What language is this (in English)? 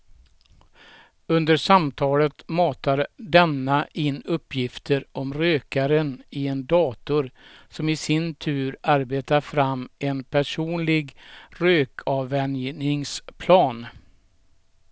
Swedish